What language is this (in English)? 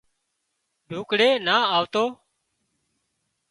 Wadiyara Koli